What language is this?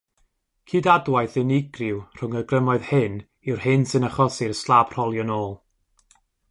Welsh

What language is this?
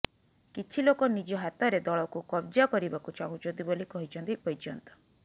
Odia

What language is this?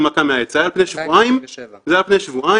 Hebrew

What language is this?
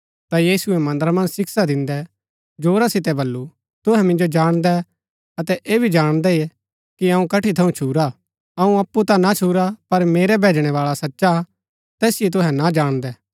Gaddi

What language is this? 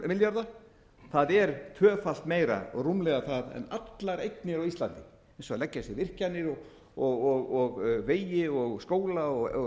Icelandic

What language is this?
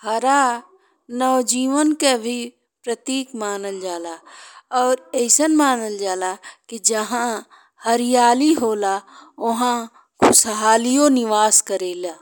Bhojpuri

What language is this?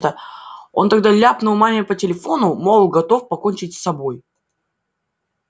Russian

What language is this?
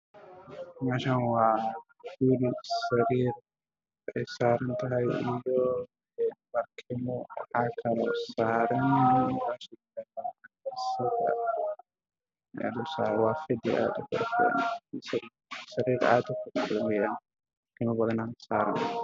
Somali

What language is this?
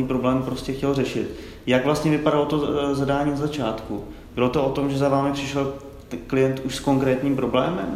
Czech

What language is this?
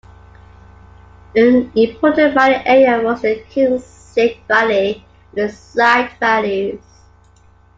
English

